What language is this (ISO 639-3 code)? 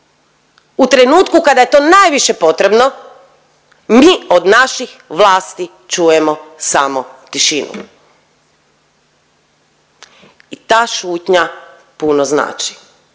hrv